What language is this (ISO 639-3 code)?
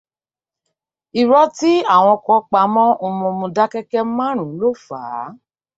yor